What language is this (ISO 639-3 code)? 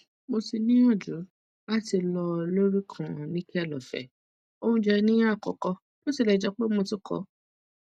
yor